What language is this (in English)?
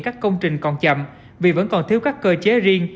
Vietnamese